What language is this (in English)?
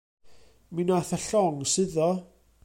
Welsh